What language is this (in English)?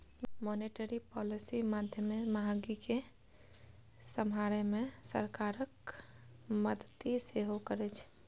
Maithili